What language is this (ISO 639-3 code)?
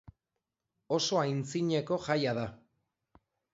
eus